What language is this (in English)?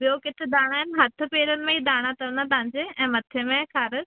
Sindhi